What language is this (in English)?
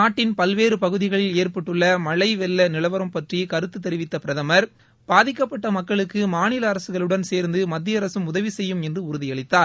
Tamil